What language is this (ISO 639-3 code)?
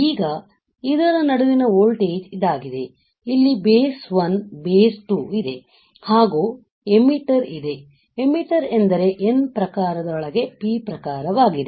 kan